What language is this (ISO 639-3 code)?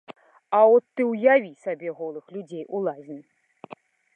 bel